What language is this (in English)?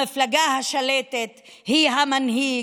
Hebrew